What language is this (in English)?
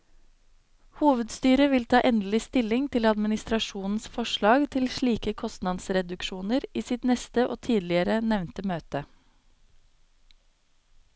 Norwegian